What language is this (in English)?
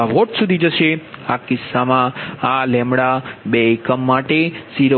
Gujarati